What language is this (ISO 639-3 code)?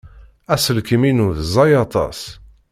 kab